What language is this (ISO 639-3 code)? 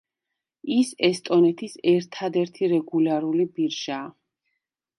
kat